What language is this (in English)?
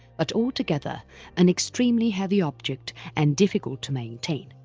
English